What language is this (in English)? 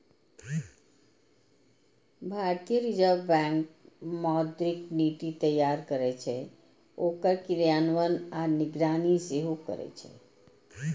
Maithili